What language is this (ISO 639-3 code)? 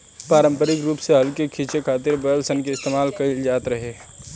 bho